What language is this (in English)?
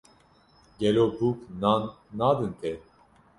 Kurdish